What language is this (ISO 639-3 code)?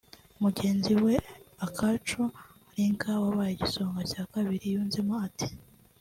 kin